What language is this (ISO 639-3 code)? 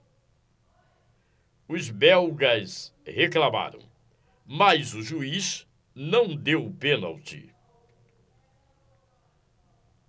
por